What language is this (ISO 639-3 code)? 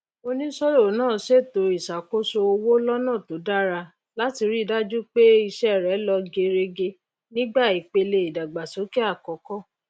yor